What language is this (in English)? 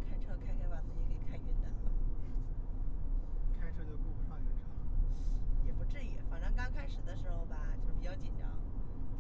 Chinese